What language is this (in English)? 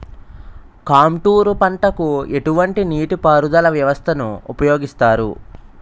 Telugu